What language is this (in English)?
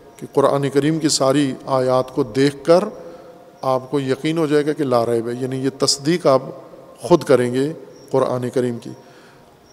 Urdu